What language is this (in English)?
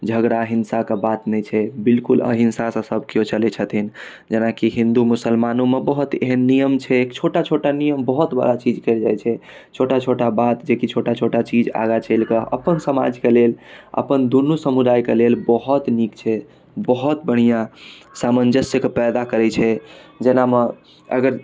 Maithili